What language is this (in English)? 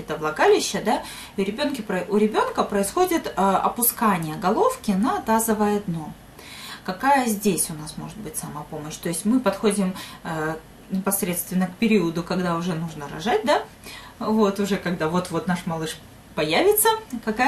Russian